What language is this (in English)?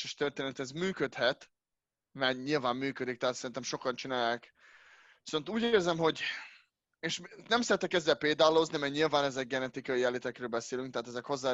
Hungarian